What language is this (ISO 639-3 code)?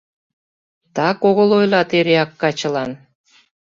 chm